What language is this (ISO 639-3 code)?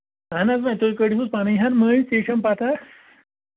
kas